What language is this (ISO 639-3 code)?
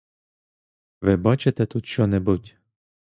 ukr